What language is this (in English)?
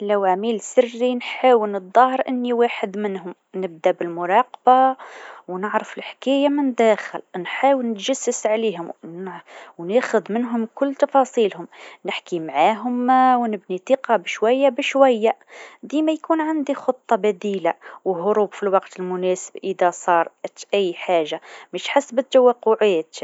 Tunisian Arabic